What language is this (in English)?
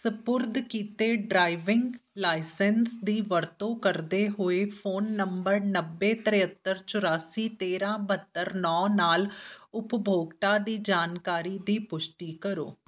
Punjabi